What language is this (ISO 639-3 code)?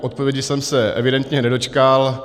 ces